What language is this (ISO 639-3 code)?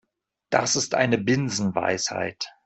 deu